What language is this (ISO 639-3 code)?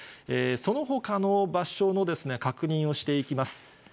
jpn